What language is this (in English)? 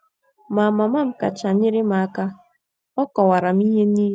Igbo